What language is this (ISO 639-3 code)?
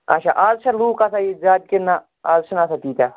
kas